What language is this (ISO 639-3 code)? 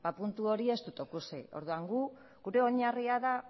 eus